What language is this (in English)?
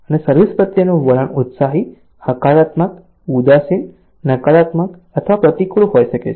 Gujarati